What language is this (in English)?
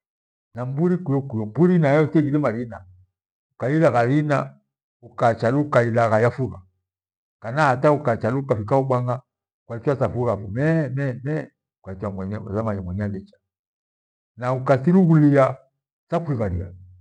Gweno